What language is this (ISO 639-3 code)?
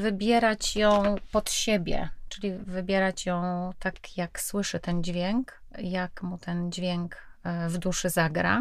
pol